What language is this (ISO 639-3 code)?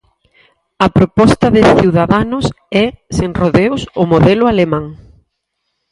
glg